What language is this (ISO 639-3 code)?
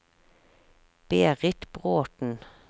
nor